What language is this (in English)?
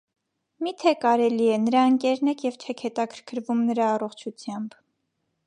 Armenian